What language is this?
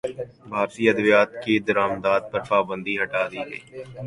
Urdu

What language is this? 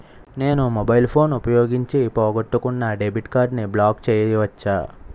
Telugu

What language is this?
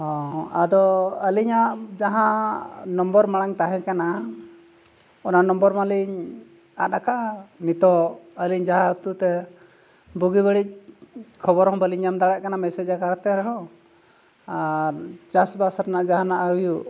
Santali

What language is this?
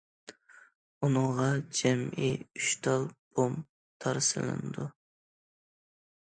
Uyghur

